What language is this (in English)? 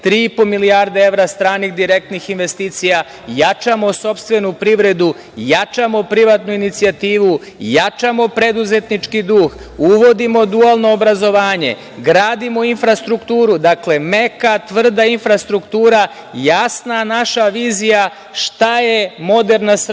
Serbian